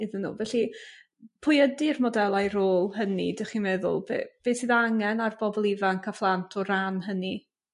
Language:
Welsh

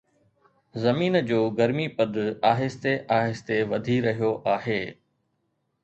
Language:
Sindhi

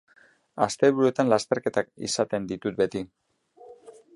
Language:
Basque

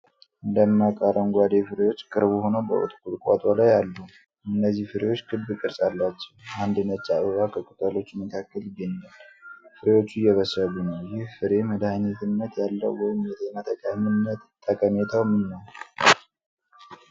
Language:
Amharic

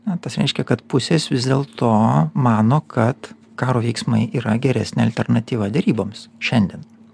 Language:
Lithuanian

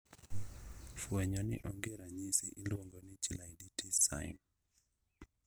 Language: Luo (Kenya and Tanzania)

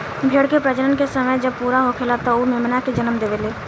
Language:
Bhojpuri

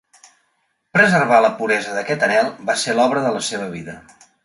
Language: Catalan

